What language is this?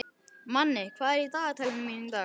Icelandic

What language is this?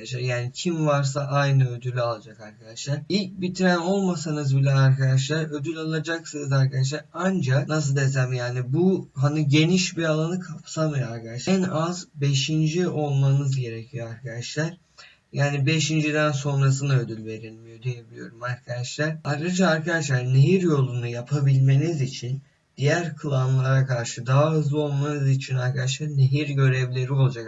Turkish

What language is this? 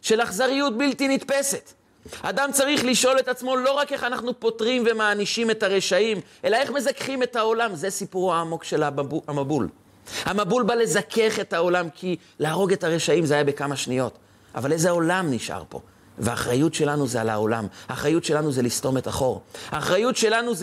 Hebrew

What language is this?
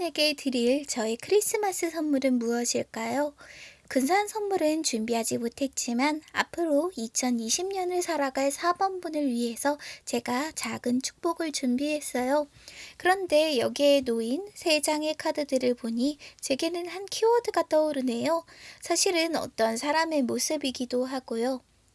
Korean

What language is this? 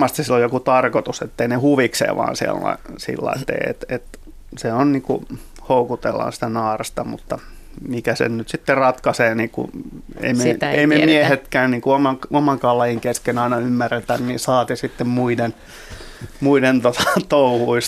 Finnish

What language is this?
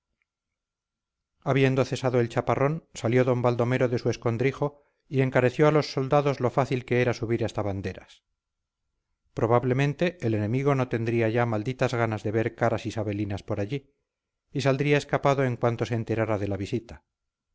Spanish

